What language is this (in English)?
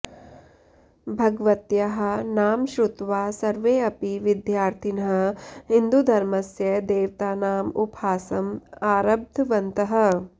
Sanskrit